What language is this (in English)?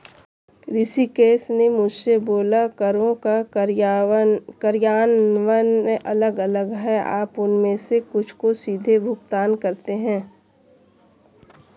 Hindi